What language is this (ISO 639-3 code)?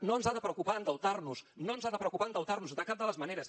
cat